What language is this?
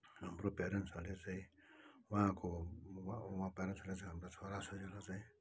Nepali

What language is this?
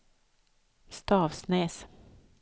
Swedish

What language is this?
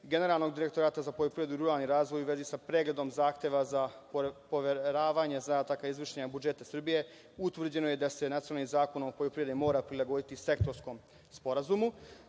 Serbian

